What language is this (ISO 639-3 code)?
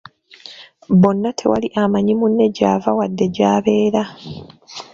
lug